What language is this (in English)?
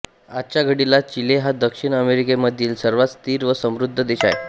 Marathi